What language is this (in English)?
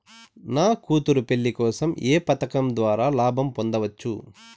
Telugu